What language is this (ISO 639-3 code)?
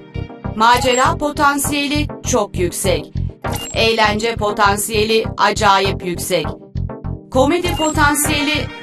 tur